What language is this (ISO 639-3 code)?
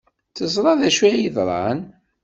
kab